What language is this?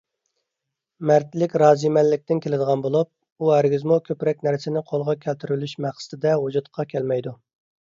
Uyghur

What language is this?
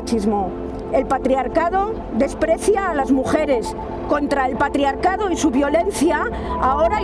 Spanish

